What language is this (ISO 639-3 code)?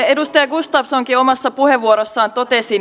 fin